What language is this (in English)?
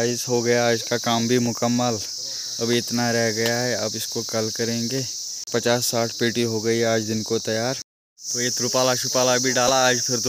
Hindi